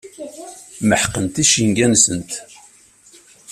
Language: Kabyle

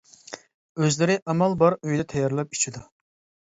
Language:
Uyghur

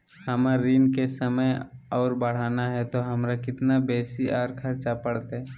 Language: Magahi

